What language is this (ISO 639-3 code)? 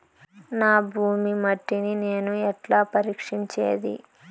tel